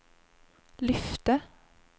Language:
Swedish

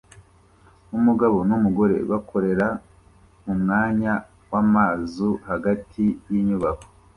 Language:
Kinyarwanda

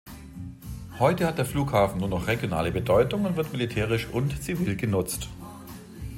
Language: German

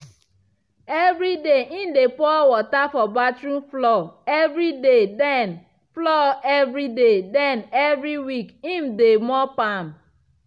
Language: Nigerian Pidgin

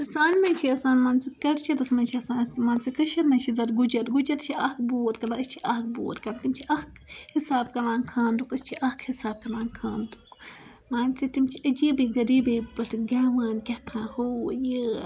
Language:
Kashmiri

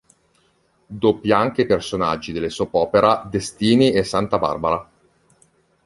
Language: Italian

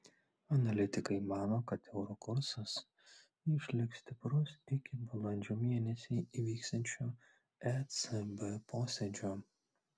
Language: Lithuanian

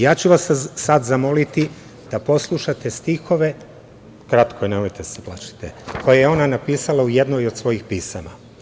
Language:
Serbian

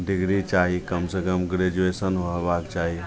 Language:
Maithili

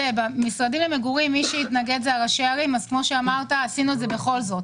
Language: Hebrew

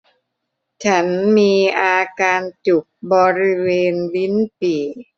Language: Thai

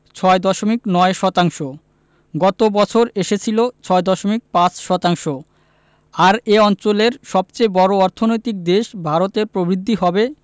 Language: Bangla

